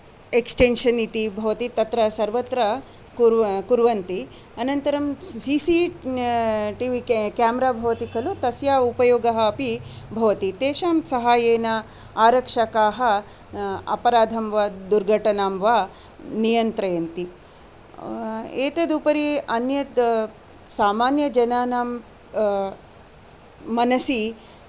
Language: Sanskrit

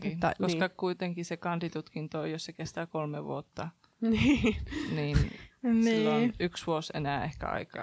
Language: Finnish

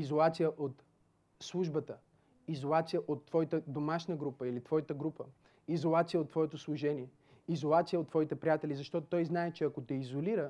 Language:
Bulgarian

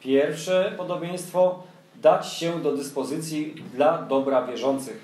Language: Polish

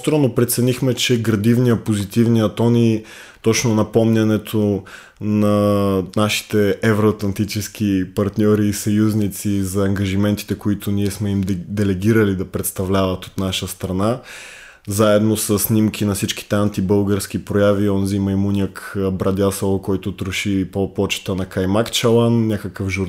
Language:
Bulgarian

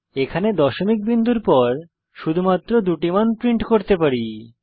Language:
Bangla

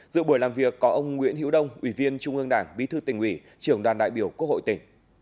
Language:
Vietnamese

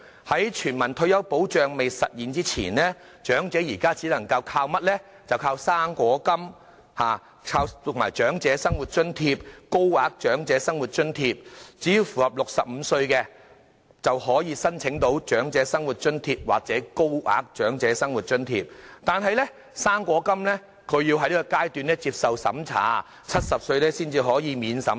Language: Cantonese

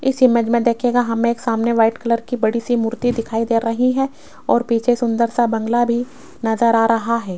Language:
Hindi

